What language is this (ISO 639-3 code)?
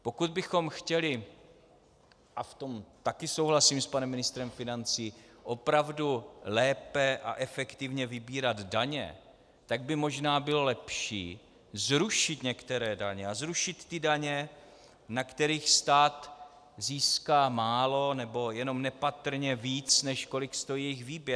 ces